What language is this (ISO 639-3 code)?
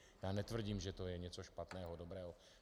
ces